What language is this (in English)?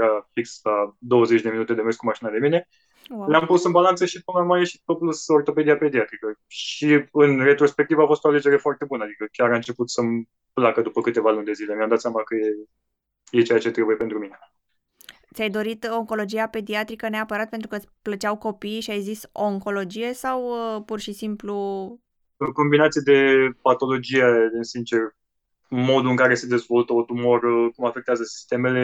Romanian